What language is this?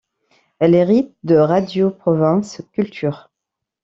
French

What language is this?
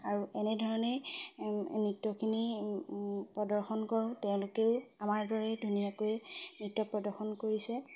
Assamese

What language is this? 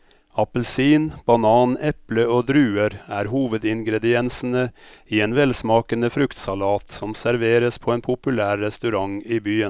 Norwegian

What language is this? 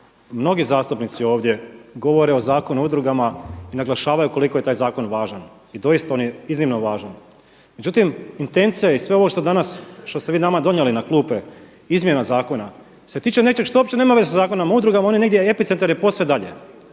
Croatian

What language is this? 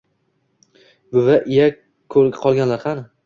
Uzbek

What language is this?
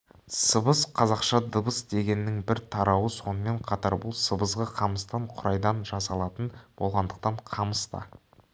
Kazakh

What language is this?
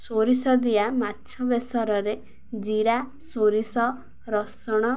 Odia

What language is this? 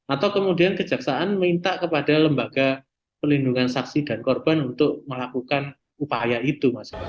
Indonesian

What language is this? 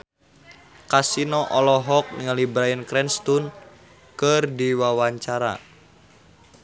Sundanese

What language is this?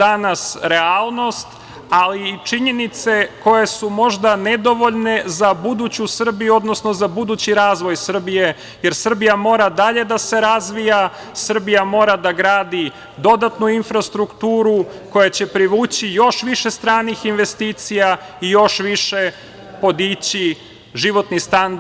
Serbian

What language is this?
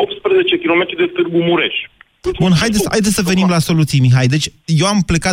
Romanian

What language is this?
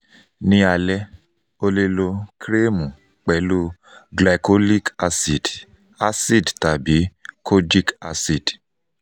Yoruba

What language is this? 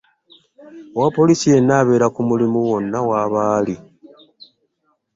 Ganda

